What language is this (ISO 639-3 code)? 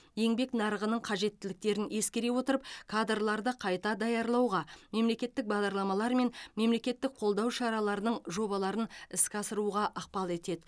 kaz